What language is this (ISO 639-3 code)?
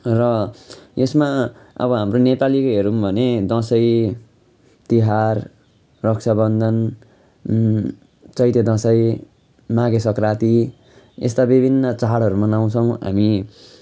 nep